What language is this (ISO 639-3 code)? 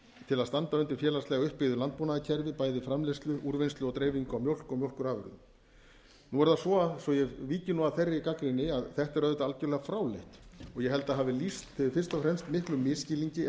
isl